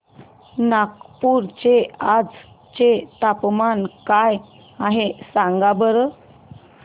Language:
Marathi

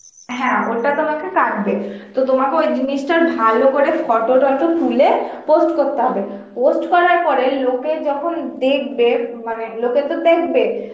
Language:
Bangla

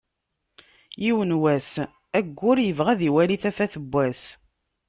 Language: Kabyle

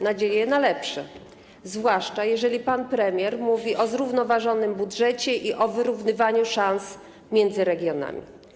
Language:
Polish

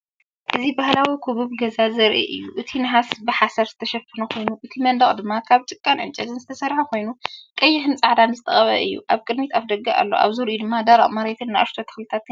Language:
Tigrinya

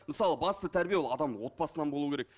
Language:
Kazakh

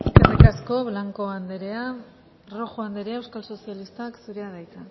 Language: Basque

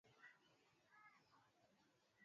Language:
Swahili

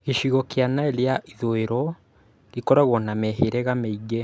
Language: Kikuyu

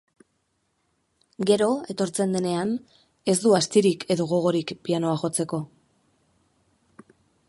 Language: Basque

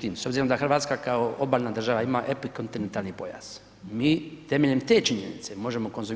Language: Croatian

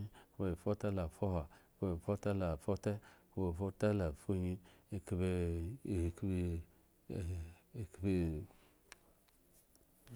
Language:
Eggon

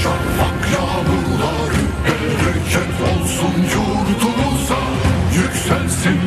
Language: Turkish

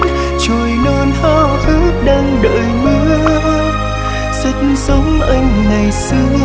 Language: Vietnamese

